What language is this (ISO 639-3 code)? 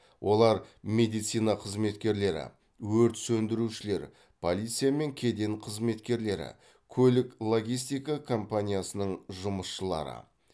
kaz